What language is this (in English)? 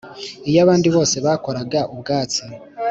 Kinyarwanda